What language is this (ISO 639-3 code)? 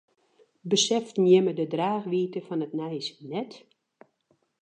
fry